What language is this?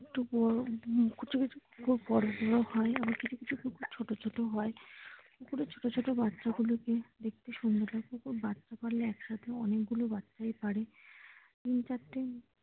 Bangla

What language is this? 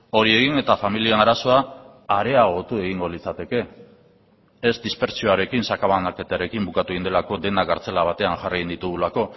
Basque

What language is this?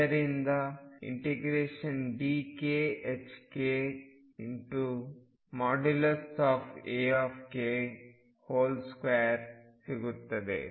Kannada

